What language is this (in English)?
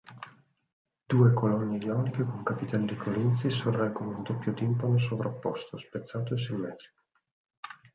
Italian